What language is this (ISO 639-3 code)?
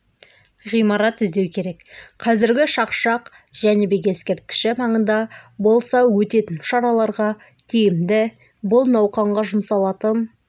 kaz